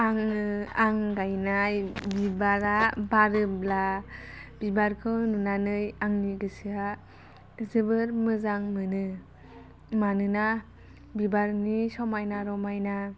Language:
Bodo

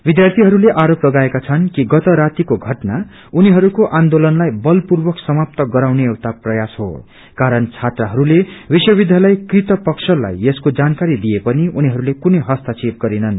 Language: Nepali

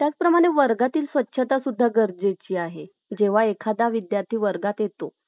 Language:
Marathi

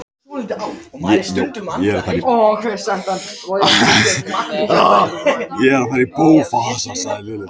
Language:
Icelandic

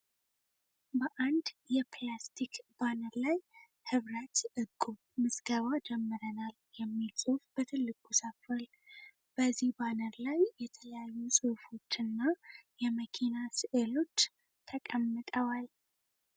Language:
Amharic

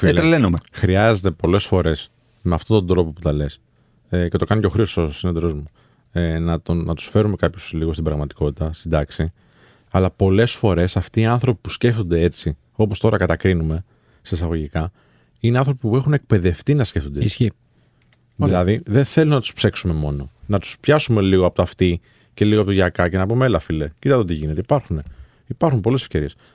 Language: Greek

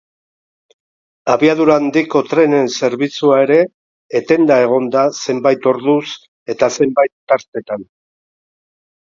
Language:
Basque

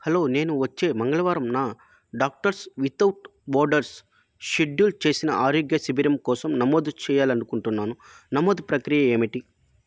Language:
Telugu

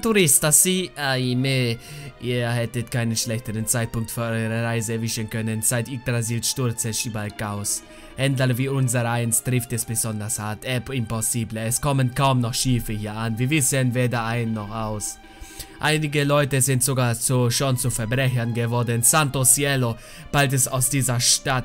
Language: German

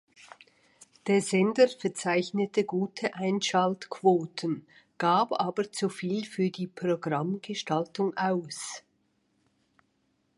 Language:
German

